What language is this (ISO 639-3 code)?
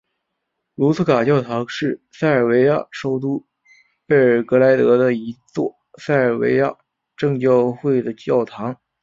zho